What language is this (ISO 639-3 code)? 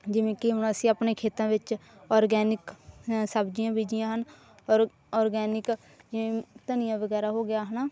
pan